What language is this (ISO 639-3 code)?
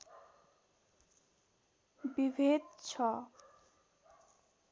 nep